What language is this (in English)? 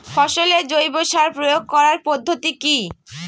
Bangla